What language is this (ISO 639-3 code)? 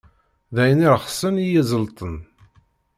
kab